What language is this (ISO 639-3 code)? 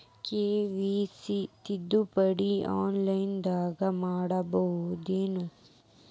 kan